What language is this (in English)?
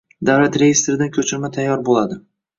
Uzbek